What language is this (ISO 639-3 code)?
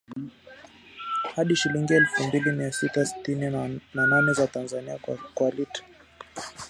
swa